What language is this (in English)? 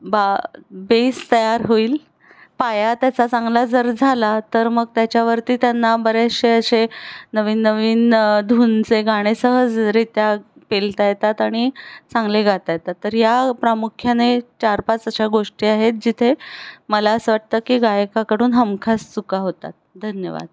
Marathi